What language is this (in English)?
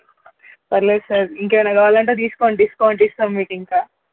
Telugu